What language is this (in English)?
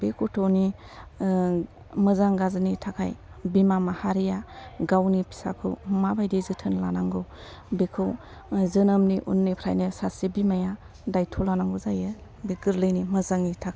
Bodo